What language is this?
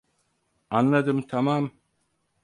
Turkish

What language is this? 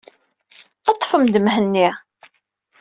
Kabyle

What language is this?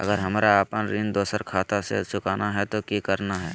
Magahi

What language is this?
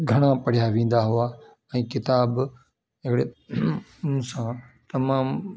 Sindhi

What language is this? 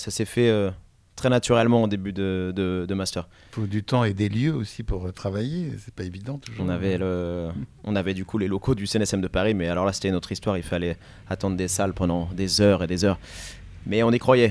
French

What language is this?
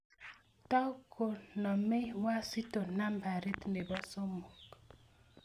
Kalenjin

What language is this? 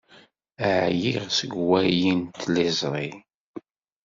Kabyle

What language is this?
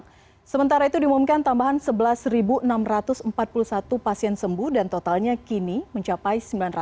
Indonesian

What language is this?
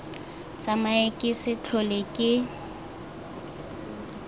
Tswana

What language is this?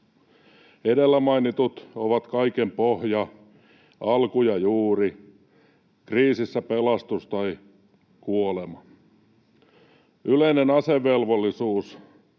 Finnish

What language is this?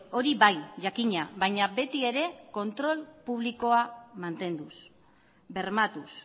Basque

